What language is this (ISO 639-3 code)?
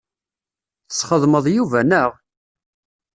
kab